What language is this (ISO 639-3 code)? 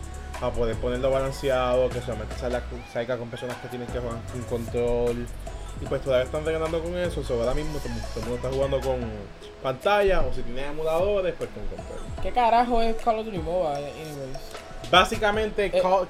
spa